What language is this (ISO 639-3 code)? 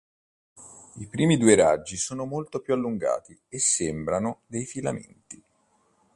ita